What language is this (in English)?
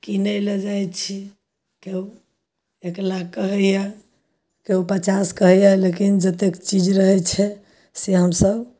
Maithili